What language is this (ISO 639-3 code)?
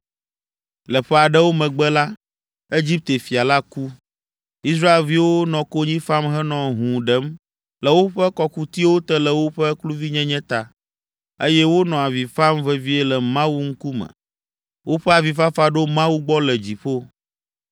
ewe